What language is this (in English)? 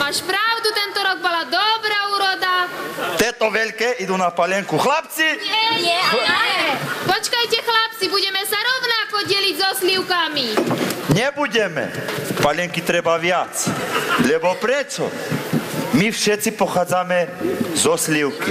Romanian